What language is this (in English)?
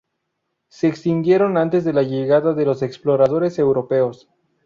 Spanish